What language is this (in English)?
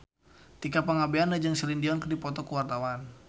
Sundanese